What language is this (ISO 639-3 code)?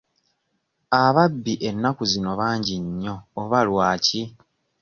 lug